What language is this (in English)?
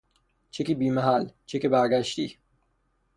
Persian